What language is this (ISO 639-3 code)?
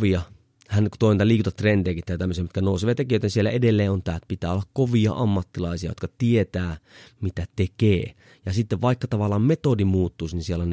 fin